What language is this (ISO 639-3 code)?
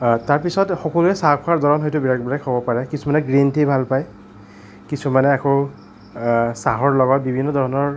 asm